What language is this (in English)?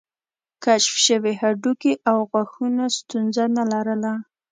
Pashto